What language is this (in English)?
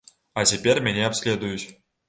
Belarusian